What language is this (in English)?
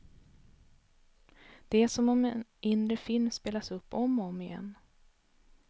Swedish